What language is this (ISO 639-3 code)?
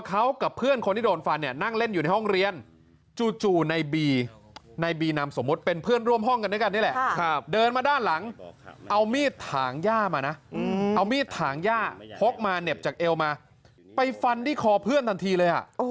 tha